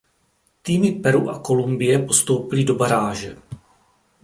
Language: Czech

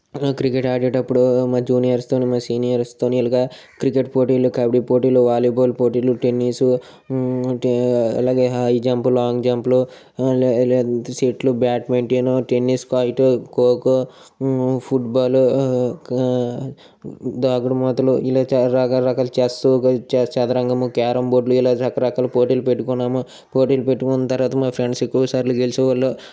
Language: Telugu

